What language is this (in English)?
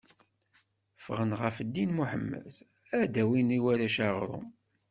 Kabyle